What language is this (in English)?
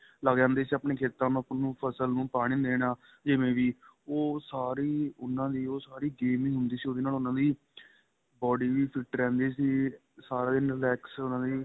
Punjabi